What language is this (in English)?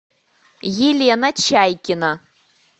Russian